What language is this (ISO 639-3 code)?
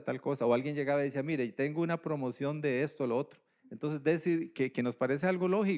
spa